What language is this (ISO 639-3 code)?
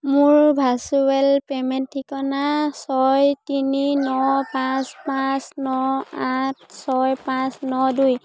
asm